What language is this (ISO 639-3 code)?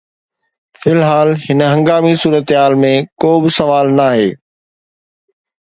snd